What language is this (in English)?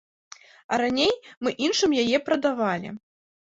Belarusian